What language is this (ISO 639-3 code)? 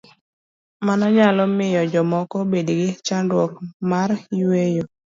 luo